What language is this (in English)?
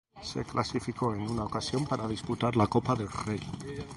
Spanish